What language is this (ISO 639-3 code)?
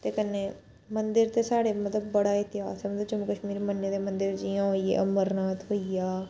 doi